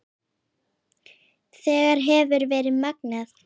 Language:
Icelandic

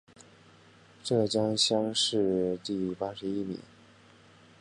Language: Chinese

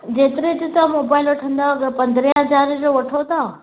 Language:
Sindhi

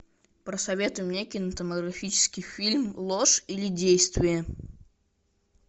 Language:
Russian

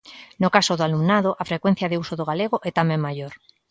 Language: Galician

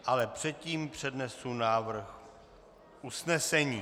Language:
Czech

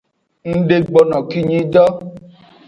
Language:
Aja (Benin)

